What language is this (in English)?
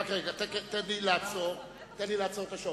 Hebrew